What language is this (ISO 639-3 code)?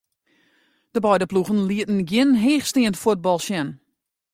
fry